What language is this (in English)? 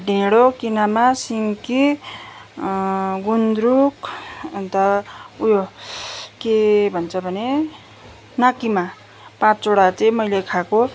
Nepali